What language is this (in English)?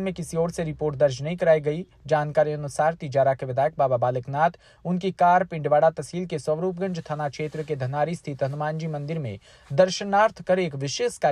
Hindi